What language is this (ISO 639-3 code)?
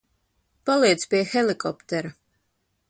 lav